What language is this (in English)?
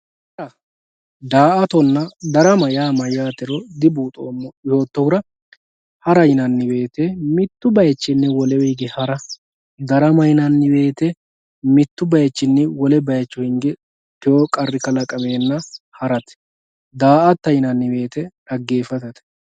Sidamo